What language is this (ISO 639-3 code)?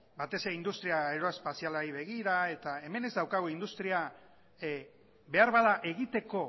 eus